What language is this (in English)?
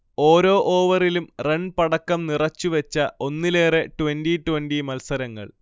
Malayalam